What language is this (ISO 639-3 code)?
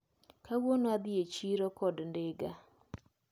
luo